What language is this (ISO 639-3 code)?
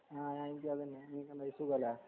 mal